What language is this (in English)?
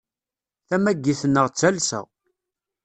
Kabyle